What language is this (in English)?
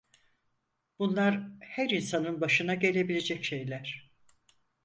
Turkish